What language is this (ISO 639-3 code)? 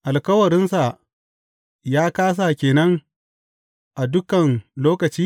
hau